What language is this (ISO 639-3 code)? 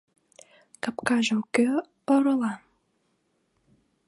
chm